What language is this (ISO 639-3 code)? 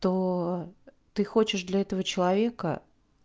rus